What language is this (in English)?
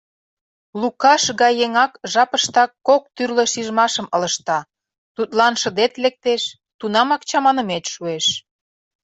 Mari